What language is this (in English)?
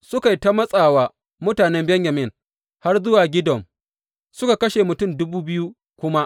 Hausa